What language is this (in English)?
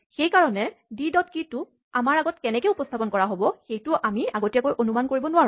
Assamese